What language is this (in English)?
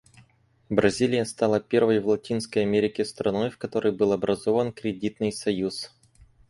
Russian